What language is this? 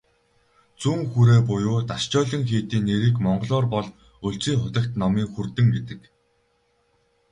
Mongolian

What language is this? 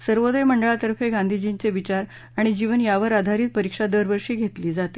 Marathi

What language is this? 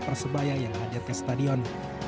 Indonesian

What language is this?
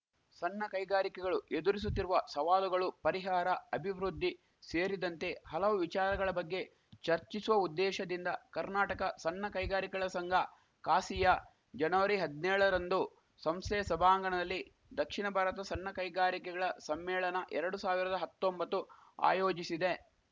Kannada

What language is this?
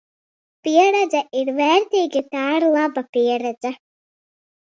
Latvian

